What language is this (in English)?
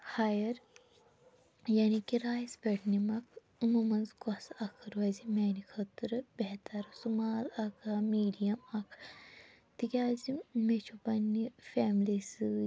Kashmiri